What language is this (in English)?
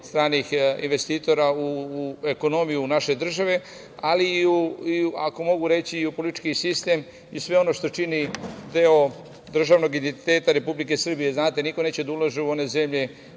Serbian